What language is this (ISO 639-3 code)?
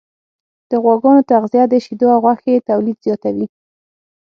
pus